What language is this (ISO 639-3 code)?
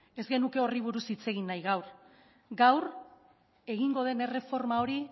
eus